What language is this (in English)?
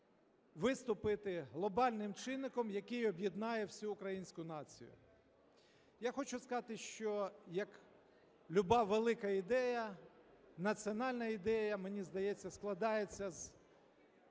Ukrainian